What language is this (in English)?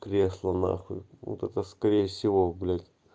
Russian